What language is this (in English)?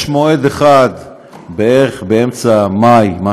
Hebrew